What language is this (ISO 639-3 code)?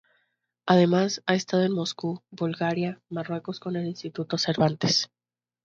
spa